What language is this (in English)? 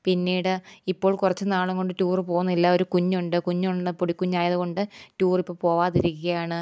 Malayalam